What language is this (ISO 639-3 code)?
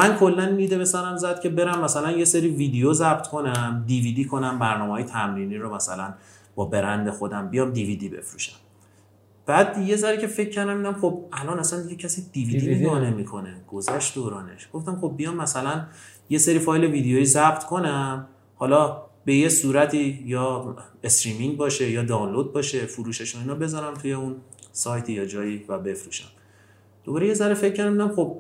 fas